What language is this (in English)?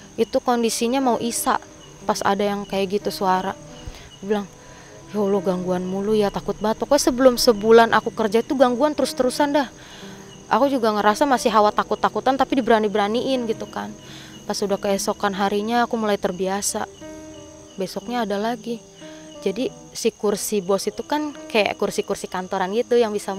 Indonesian